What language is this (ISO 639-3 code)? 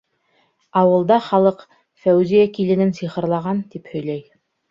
bak